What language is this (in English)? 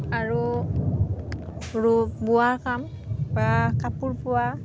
Assamese